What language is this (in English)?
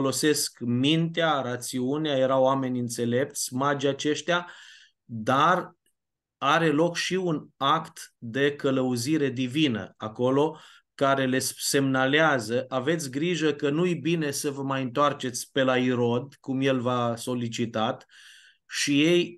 Romanian